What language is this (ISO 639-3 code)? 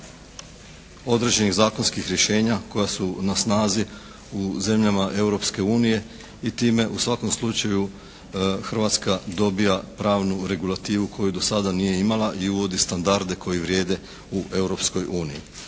hrv